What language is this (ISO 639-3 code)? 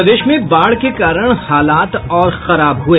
hin